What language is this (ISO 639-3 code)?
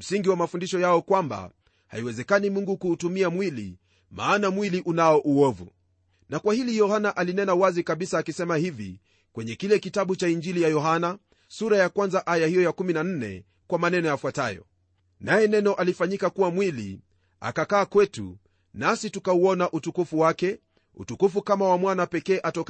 swa